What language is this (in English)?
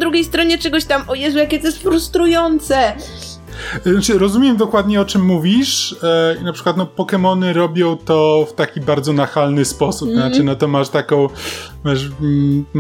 Polish